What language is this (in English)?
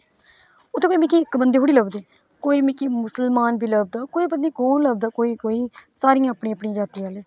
Dogri